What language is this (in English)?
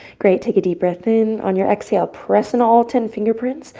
English